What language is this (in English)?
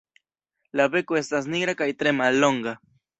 Esperanto